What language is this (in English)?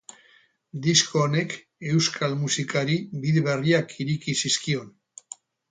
Basque